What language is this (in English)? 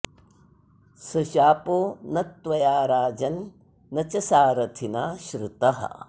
Sanskrit